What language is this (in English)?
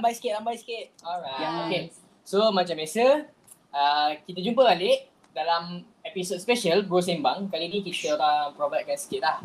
Malay